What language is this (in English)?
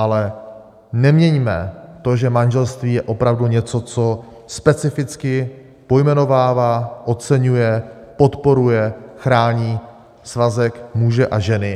Czech